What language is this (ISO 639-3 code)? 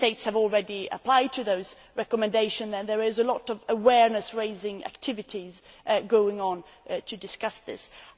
eng